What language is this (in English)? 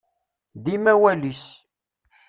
Kabyle